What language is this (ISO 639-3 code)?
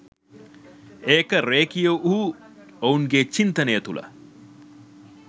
sin